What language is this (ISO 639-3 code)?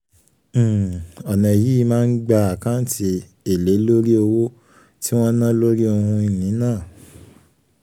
yor